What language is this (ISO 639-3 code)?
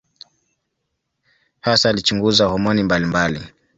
swa